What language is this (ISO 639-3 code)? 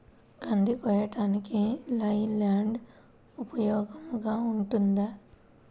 tel